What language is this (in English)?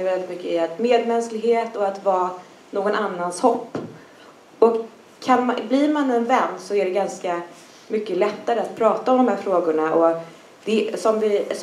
Swedish